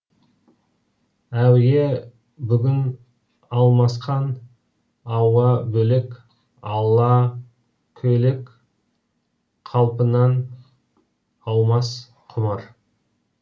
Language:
Kazakh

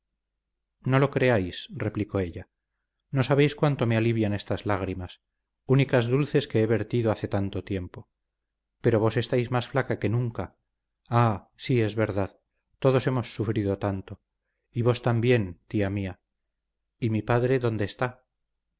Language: Spanish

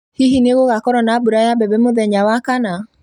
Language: Kikuyu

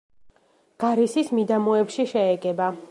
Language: Georgian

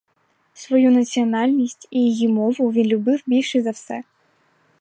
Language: Ukrainian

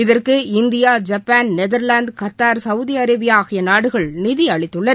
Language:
Tamil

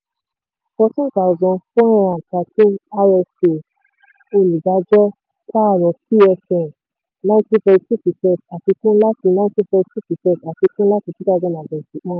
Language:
Yoruba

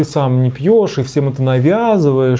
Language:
Russian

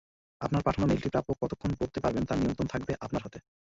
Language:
Bangla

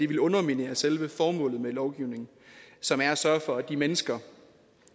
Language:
Danish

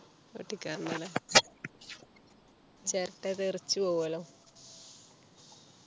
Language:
Malayalam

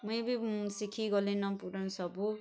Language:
Odia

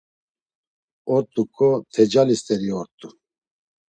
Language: Laz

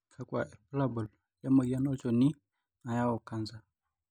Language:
Masai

